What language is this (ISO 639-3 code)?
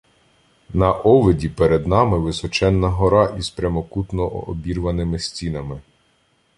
ukr